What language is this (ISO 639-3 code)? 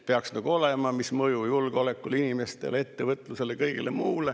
est